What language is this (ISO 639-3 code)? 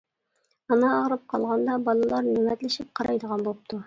uig